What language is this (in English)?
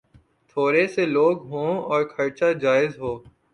Urdu